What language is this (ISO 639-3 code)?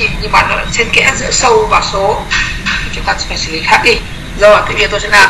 vie